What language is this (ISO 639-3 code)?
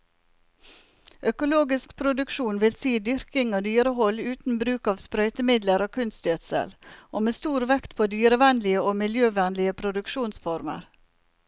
nor